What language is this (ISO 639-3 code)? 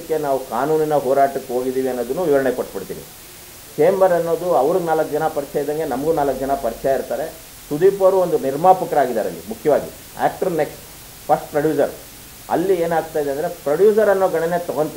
hin